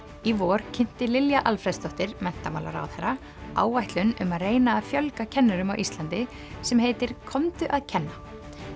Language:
Icelandic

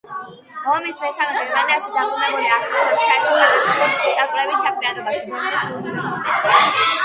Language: Georgian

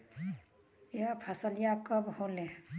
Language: Bhojpuri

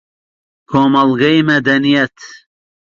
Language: Central Kurdish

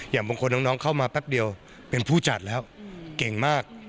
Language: Thai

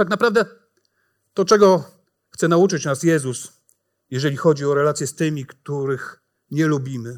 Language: Polish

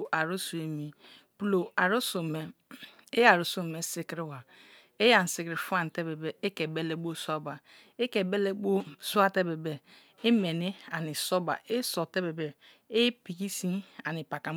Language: Kalabari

